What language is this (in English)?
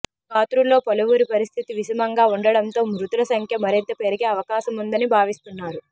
Telugu